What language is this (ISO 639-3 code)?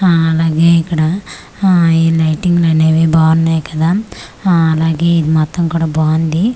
tel